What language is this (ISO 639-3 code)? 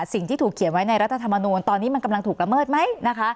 tha